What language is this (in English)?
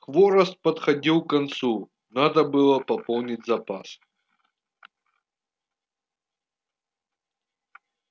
Russian